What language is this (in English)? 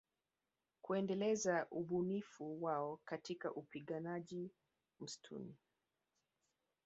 Swahili